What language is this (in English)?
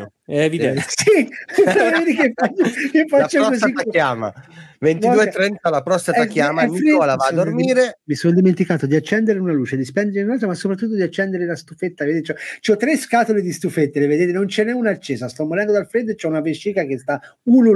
Italian